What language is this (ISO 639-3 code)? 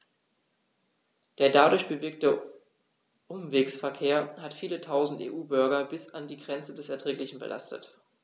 deu